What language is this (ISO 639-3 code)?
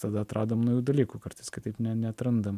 lit